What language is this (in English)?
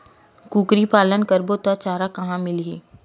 Chhattisgarhi